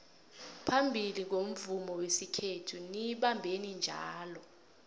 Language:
South Ndebele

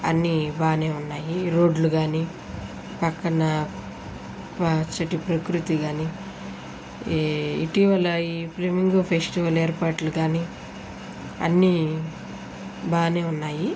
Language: Telugu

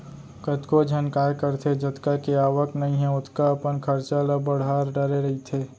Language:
Chhattisgarhi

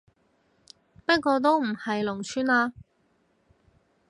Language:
Cantonese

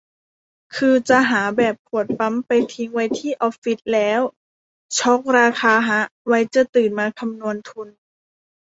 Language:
Thai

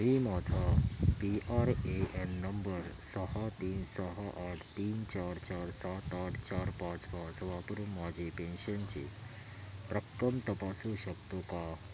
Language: Marathi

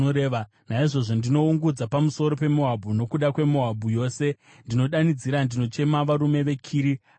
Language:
Shona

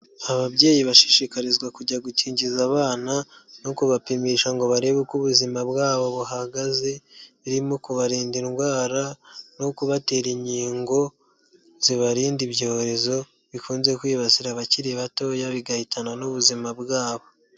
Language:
Kinyarwanda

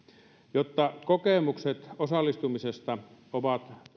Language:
Finnish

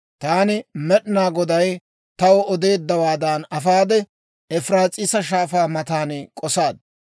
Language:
Dawro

